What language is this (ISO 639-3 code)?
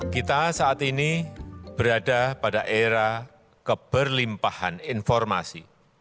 ind